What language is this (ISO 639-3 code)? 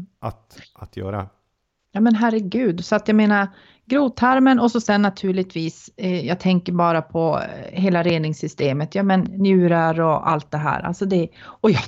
swe